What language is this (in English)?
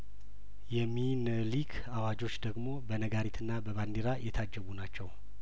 Amharic